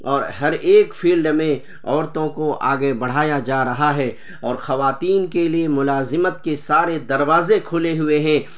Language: Urdu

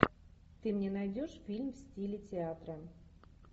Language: Russian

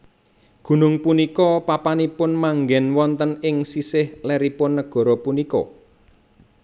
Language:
Javanese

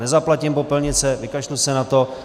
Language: Czech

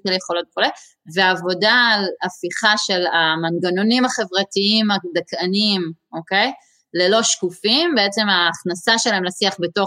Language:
Hebrew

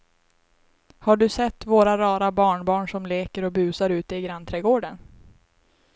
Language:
Swedish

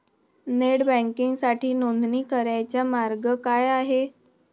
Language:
Marathi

